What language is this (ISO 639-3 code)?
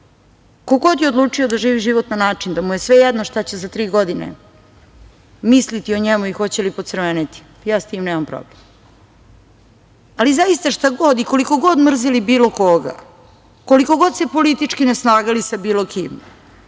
srp